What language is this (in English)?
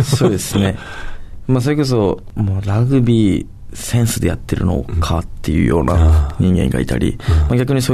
Japanese